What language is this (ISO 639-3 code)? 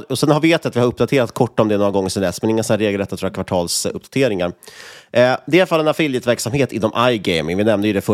swe